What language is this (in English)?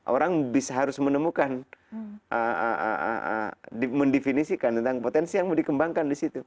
Indonesian